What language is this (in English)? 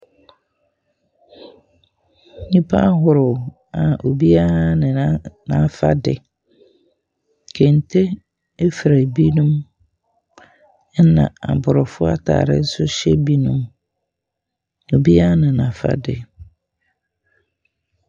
Akan